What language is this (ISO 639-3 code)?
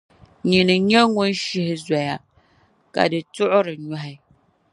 dag